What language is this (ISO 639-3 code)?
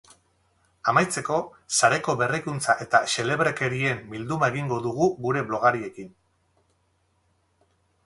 eus